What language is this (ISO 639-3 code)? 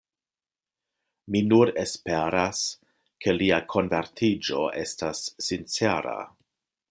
epo